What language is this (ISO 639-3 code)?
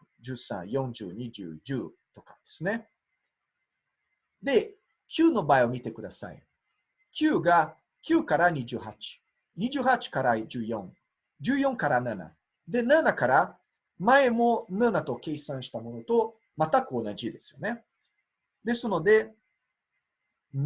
jpn